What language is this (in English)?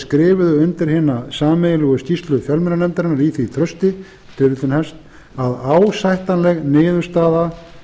Icelandic